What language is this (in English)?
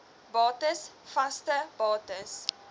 Afrikaans